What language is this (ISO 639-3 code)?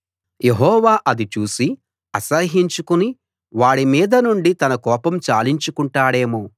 tel